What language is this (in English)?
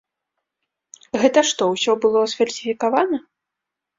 Belarusian